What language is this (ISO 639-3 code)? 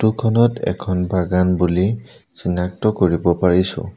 asm